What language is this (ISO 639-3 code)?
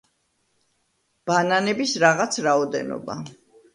kat